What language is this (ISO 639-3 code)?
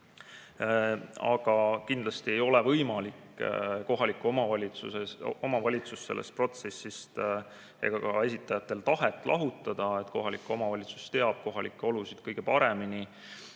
est